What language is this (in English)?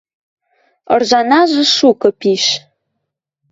Western Mari